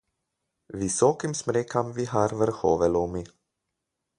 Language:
Slovenian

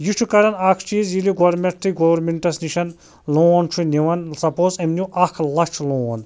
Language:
Kashmiri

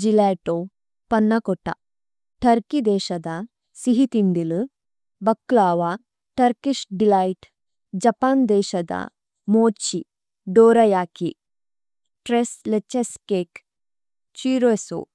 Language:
Tulu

